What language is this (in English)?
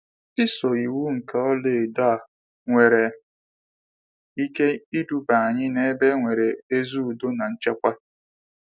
Igbo